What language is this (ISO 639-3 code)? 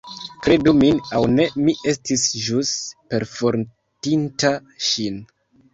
epo